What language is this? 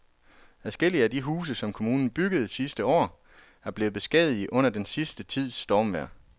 Danish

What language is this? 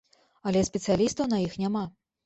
Belarusian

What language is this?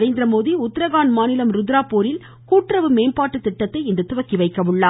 Tamil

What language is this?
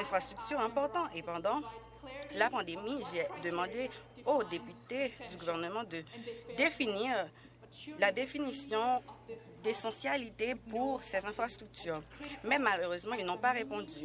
French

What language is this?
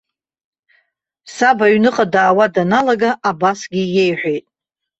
Abkhazian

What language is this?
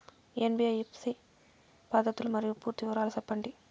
Telugu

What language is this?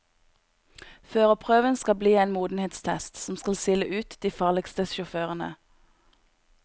Norwegian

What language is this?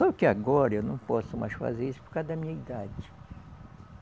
Portuguese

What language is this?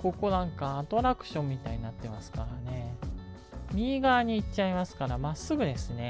Japanese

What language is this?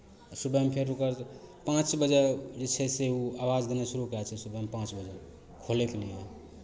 Maithili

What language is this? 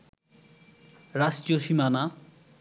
Bangla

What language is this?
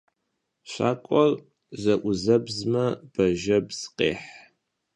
Kabardian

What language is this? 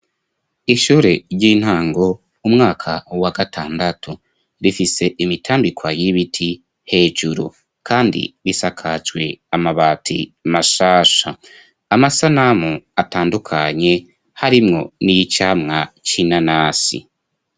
Rundi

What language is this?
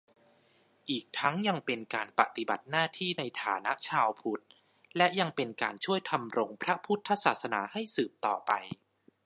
Thai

